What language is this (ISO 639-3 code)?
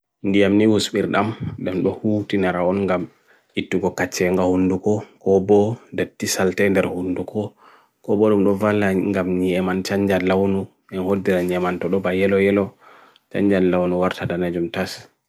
fui